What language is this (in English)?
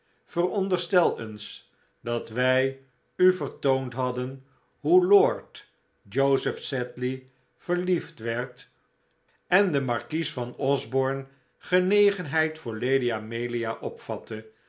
Dutch